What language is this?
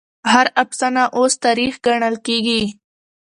Pashto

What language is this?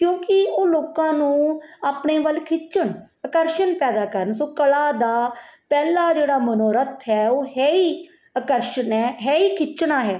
Punjabi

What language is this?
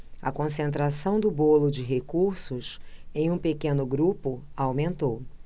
Portuguese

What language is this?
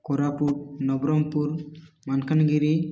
Odia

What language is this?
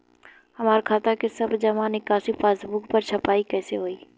Bhojpuri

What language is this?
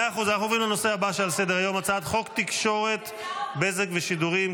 Hebrew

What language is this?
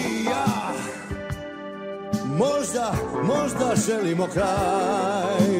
Romanian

